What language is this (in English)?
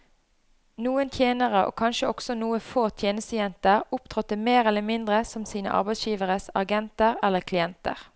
Norwegian